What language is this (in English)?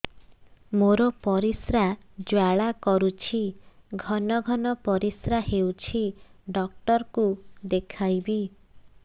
Odia